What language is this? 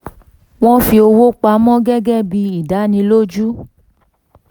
Yoruba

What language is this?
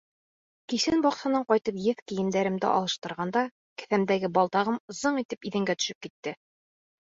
Bashkir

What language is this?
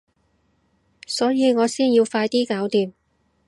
Cantonese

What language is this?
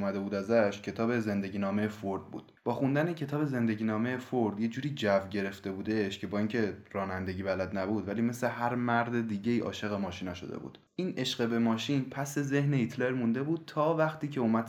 Persian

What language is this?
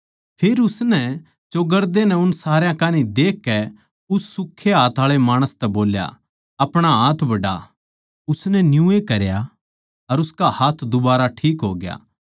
Haryanvi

